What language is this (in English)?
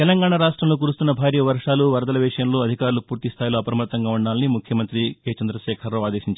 Telugu